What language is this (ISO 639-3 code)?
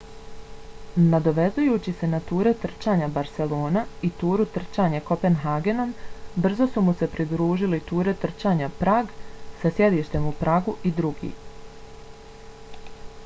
bos